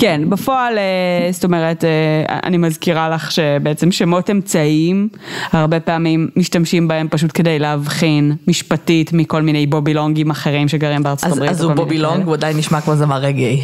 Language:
Hebrew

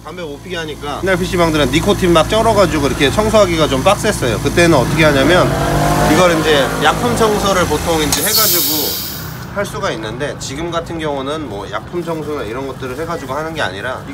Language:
Korean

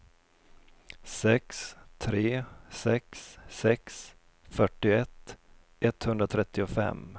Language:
Swedish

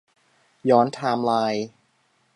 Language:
Thai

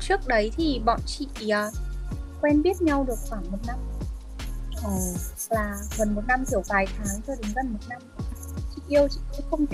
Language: Vietnamese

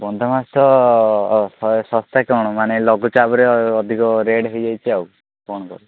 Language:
Odia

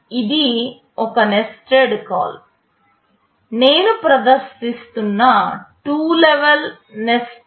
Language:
Telugu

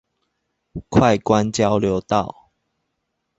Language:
Chinese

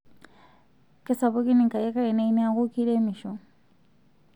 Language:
Masai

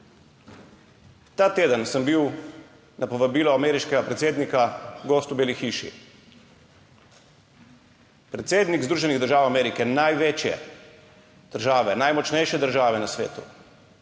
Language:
Slovenian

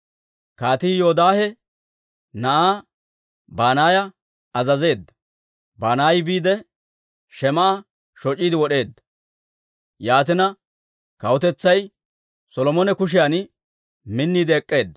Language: Dawro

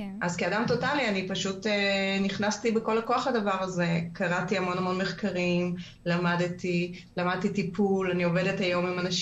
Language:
Hebrew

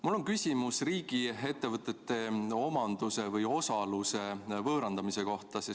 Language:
Estonian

